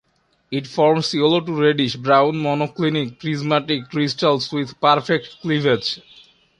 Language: English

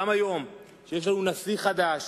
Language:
Hebrew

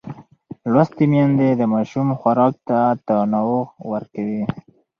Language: Pashto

